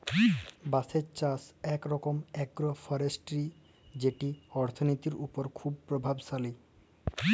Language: Bangla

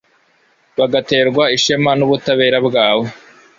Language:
Kinyarwanda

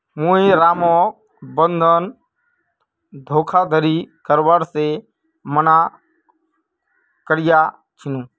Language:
Magahi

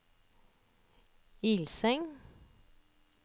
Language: Norwegian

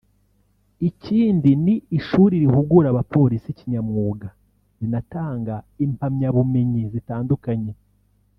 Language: Kinyarwanda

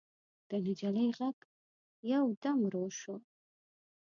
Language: Pashto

